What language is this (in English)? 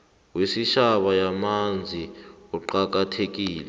South Ndebele